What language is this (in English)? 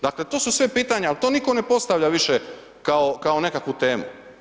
Croatian